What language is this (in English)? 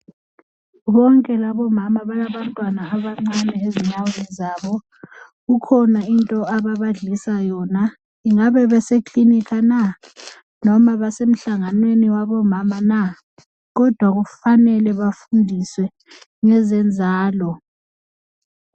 North Ndebele